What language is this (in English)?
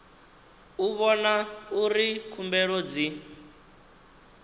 Venda